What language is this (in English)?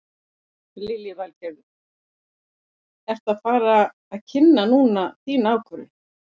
Icelandic